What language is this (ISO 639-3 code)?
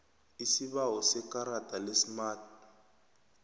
nbl